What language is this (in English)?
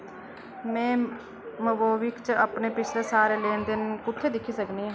Dogri